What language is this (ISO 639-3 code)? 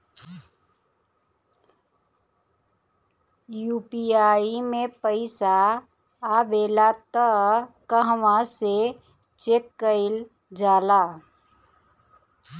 bho